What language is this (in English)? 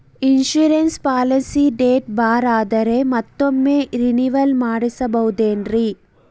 Kannada